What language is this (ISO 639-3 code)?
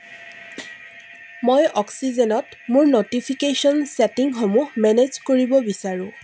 asm